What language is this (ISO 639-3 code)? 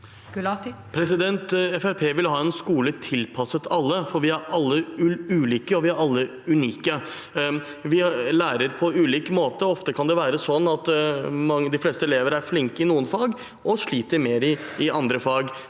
nor